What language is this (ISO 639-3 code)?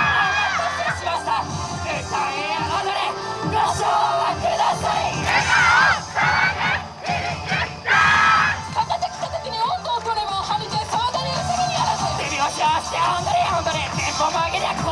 jpn